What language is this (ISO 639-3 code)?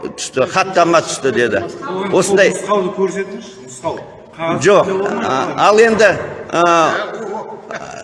tur